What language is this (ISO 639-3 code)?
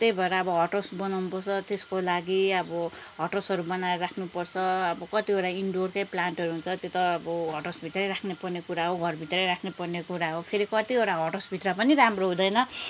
nep